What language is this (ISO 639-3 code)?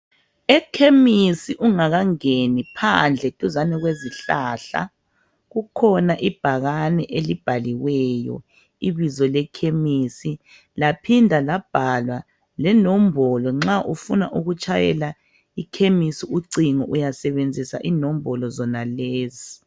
nde